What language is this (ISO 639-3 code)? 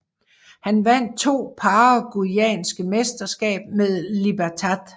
dan